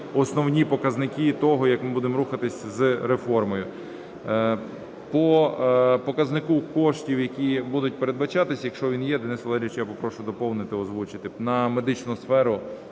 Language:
Ukrainian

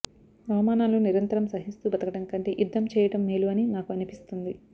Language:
Telugu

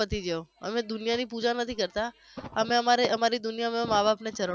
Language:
Gujarati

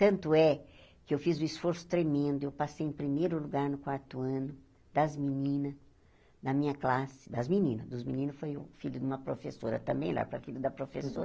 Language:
Portuguese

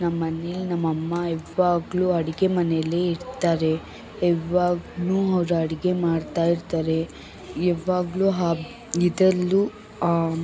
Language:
Kannada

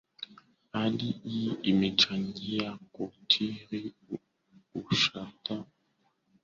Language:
Swahili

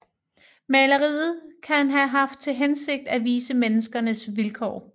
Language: Danish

